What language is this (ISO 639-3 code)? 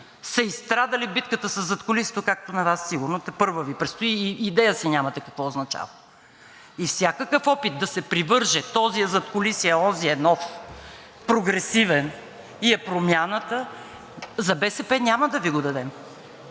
bul